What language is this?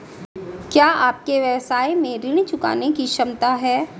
Hindi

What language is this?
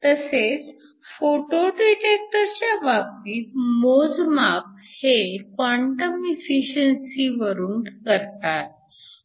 Marathi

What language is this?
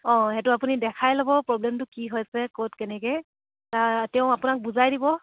Assamese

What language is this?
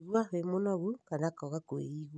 Kikuyu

